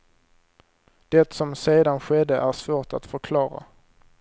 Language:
Swedish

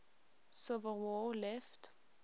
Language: English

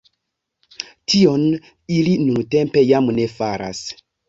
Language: Esperanto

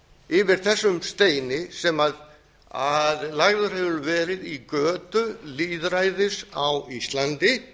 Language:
Icelandic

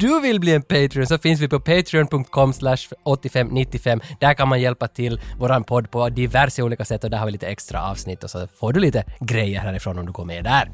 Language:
Swedish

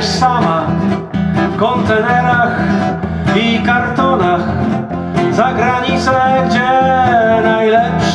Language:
Polish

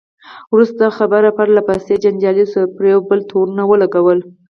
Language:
Pashto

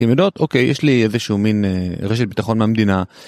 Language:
Hebrew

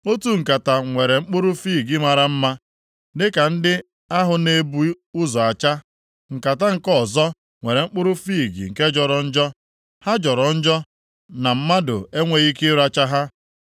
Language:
Igbo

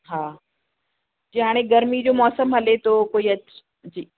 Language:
Sindhi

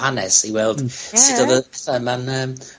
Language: Welsh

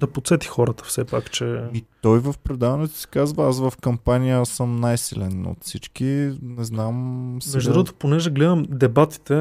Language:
Bulgarian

